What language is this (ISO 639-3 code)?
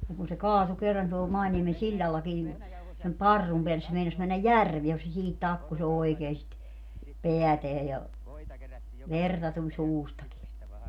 fin